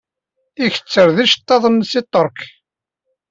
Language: Kabyle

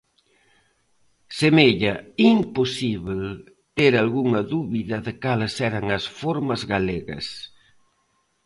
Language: Galician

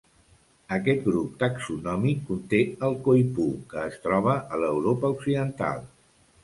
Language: Catalan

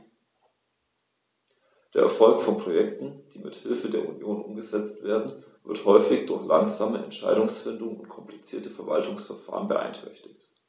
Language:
German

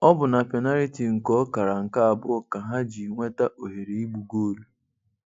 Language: Igbo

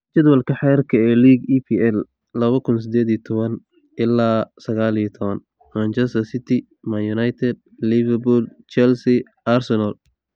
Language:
Somali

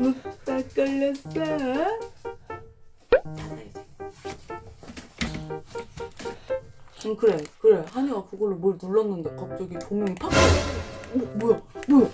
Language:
Korean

